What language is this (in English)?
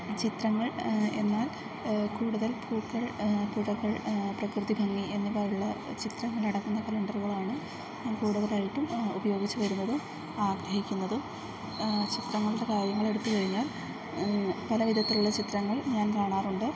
Malayalam